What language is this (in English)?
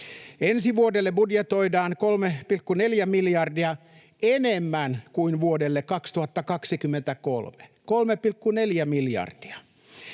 Finnish